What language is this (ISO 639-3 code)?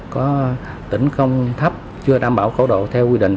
vie